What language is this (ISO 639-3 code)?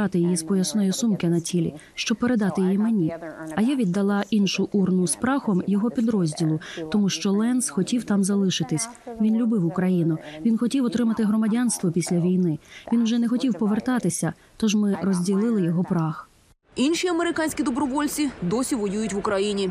ukr